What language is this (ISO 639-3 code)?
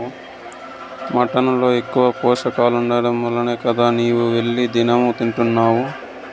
tel